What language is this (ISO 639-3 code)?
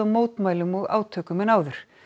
isl